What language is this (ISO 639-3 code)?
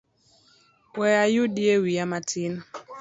luo